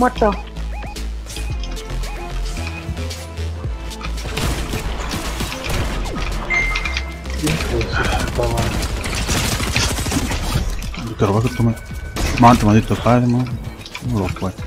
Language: Spanish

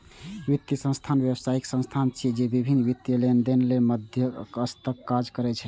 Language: Maithili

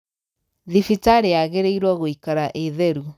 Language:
Kikuyu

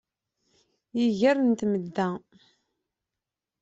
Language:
Kabyle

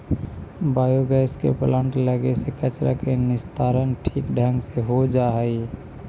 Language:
Magahi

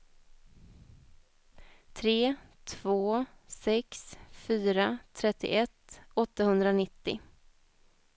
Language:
Swedish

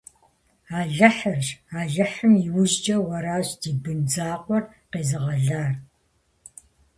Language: Kabardian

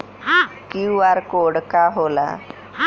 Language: Bhojpuri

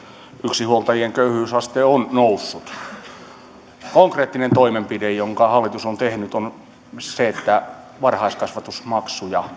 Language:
Finnish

